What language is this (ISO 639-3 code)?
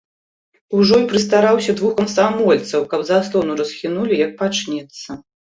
bel